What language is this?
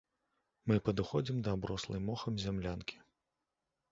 Belarusian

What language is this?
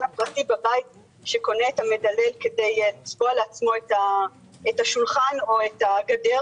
Hebrew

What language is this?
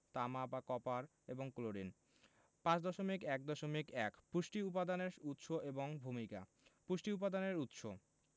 Bangla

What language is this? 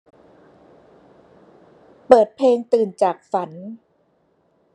Thai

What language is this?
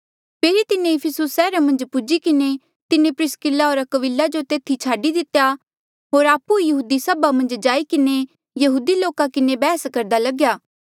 Mandeali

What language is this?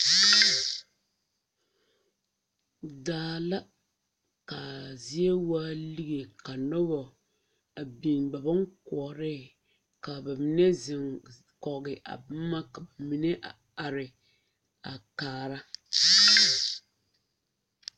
Southern Dagaare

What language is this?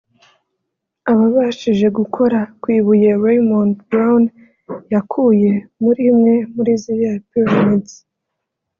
Kinyarwanda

